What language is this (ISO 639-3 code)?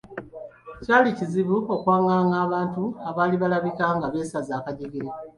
lug